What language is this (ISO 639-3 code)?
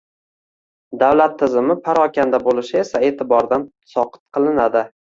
uzb